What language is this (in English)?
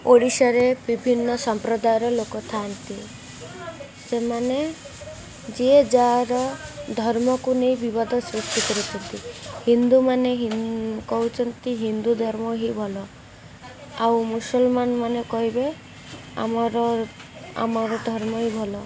Odia